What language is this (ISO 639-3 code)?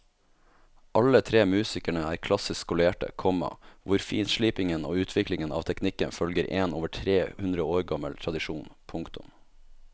nor